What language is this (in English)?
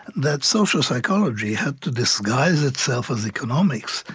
English